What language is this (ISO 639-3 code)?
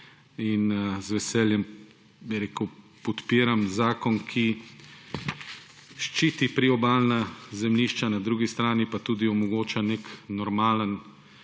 slv